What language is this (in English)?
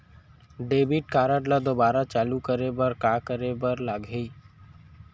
Chhattisgarhi